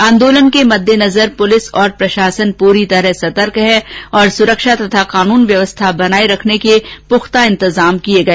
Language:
Hindi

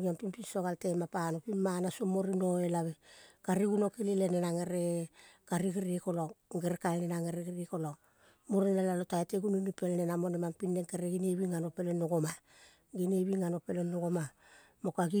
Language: Kol (Papua New Guinea)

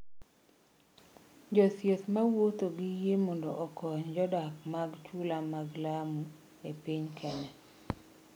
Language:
Luo (Kenya and Tanzania)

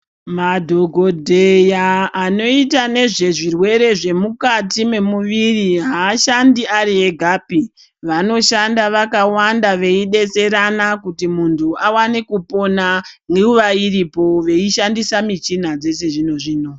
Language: Ndau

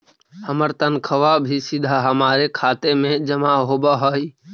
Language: Magahi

